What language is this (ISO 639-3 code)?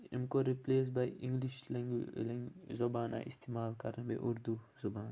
kas